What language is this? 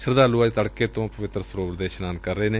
Punjabi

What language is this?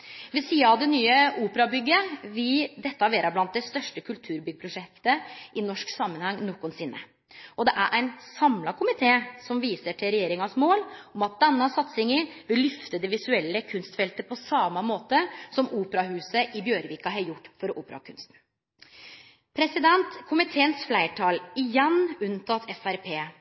Norwegian Nynorsk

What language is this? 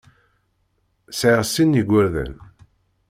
Kabyle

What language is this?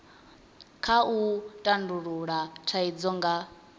Venda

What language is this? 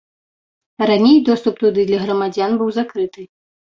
Belarusian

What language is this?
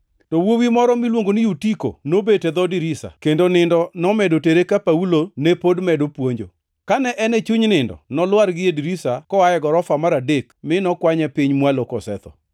Luo (Kenya and Tanzania)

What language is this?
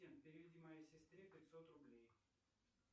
Russian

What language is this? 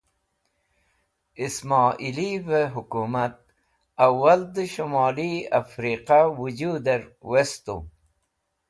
Wakhi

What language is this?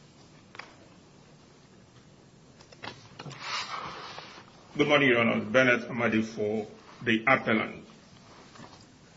English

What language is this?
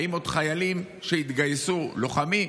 Hebrew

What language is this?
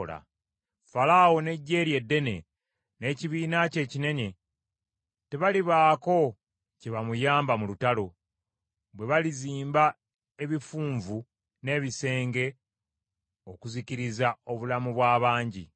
Ganda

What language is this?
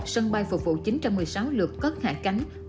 Vietnamese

